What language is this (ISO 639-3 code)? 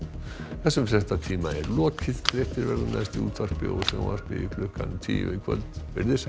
isl